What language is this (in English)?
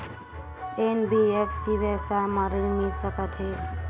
Chhattisgarhi